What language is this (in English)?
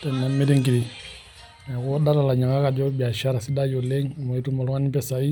Masai